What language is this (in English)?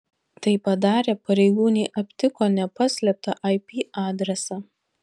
Lithuanian